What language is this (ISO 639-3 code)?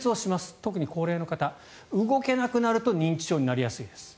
jpn